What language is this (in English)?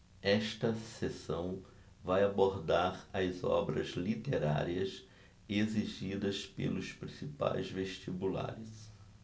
Portuguese